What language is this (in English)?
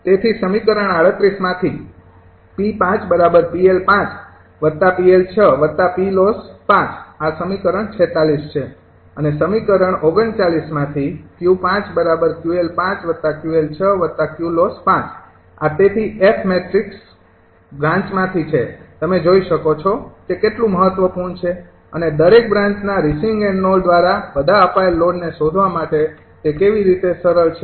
Gujarati